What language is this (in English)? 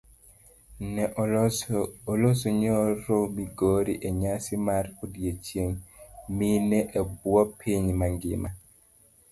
Luo (Kenya and Tanzania)